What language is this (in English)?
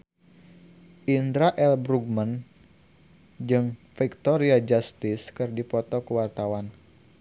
Sundanese